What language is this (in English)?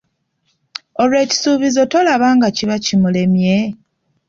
Ganda